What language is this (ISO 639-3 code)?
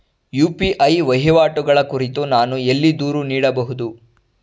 kan